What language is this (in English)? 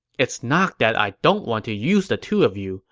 English